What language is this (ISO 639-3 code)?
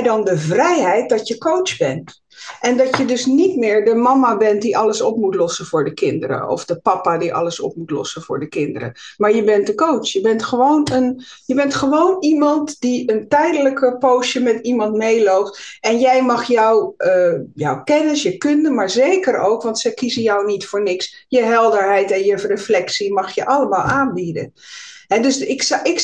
nld